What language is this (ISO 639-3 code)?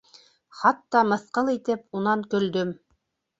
bak